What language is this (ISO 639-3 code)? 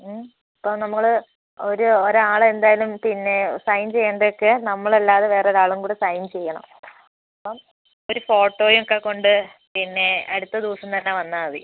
mal